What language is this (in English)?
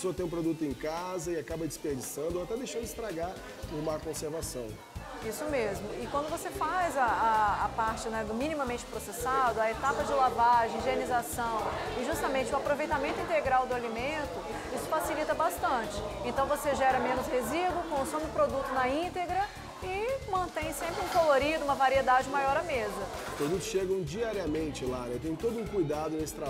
Portuguese